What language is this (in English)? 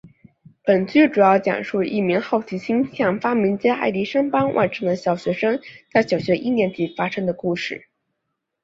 Chinese